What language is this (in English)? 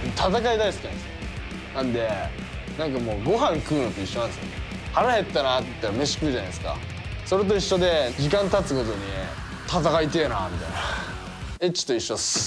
Japanese